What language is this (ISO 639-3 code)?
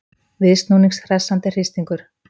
isl